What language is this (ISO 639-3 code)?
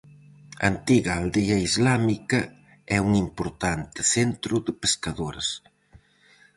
glg